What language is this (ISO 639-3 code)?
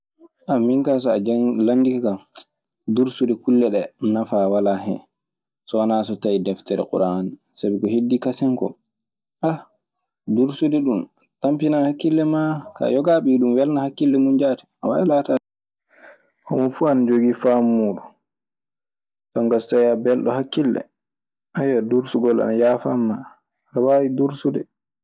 ffm